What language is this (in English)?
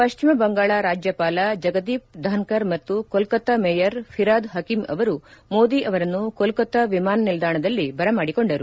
Kannada